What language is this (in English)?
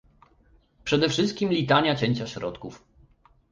Polish